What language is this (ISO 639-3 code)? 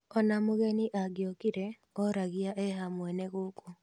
kik